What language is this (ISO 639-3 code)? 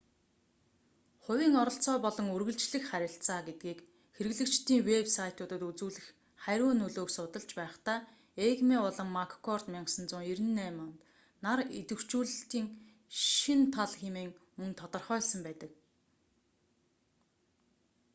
mon